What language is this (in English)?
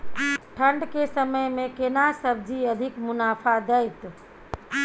Maithili